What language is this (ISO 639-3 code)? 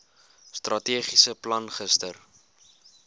afr